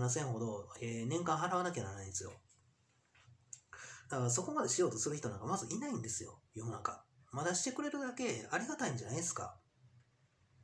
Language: Japanese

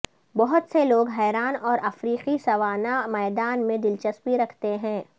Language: Urdu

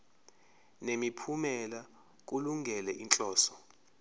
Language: Zulu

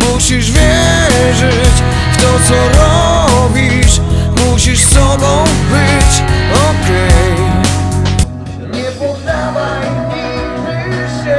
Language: Polish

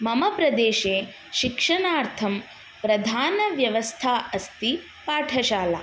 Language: Sanskrit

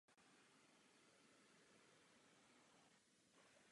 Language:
Czech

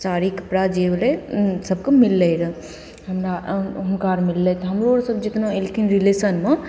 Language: Maithili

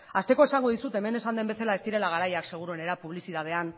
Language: Basque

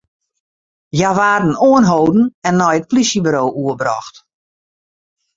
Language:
Western Frisian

